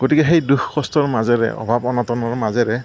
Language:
Assamese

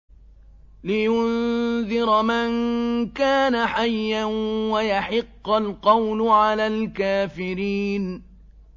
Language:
Arabic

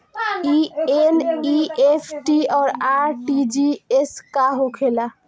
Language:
Bhojpuri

